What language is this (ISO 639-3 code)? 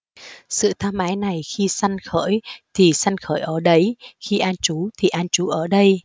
vie